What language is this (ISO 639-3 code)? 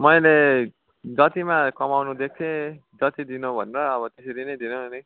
nep